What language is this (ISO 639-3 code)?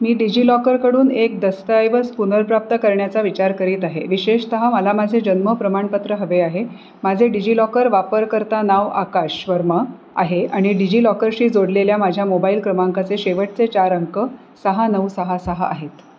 mar